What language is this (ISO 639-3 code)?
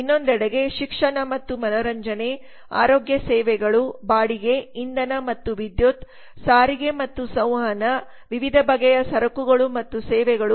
kan